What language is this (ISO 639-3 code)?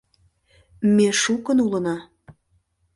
chm